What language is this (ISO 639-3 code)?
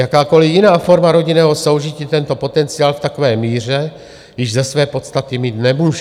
ces